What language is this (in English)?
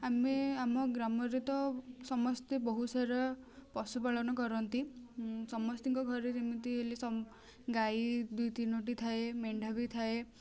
Odia